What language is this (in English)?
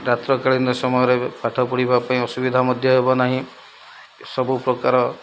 Odia